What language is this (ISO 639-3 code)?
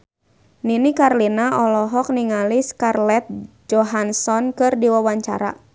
sun